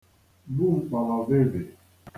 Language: Igbo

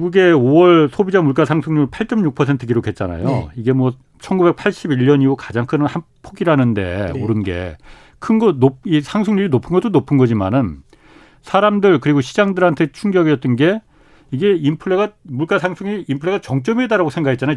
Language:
Korean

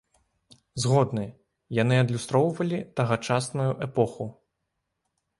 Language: Belarusian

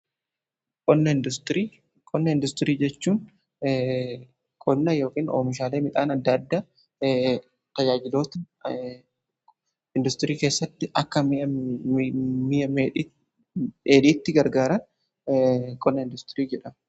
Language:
Oromo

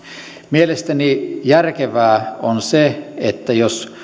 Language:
Finnish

